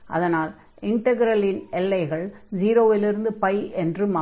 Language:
Tamil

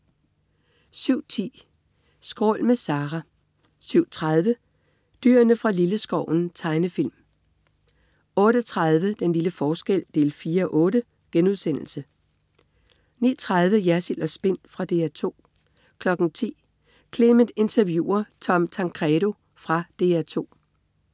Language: Danish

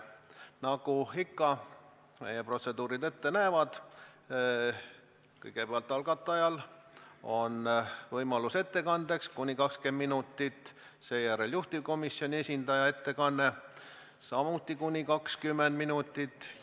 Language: Estonian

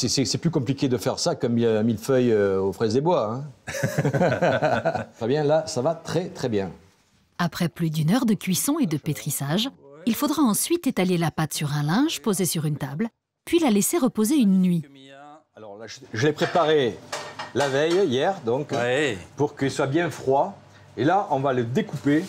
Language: French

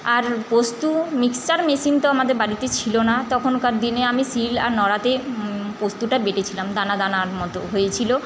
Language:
Bangla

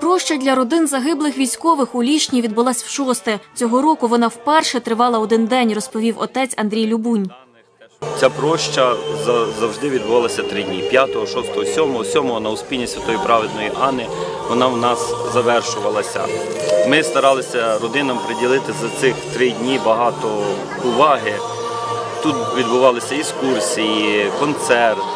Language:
Ukrainian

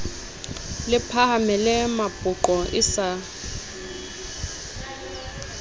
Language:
Southern Sotho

